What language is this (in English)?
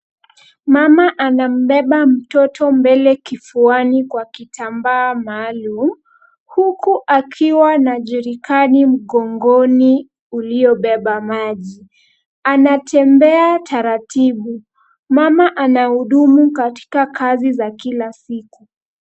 Swahili